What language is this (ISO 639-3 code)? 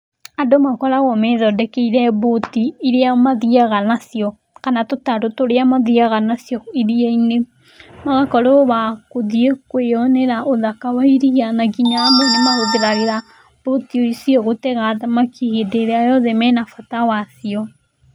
kik